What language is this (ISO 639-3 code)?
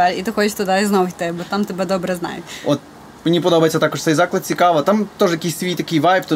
ukr